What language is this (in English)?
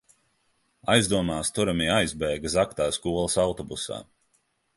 Latvian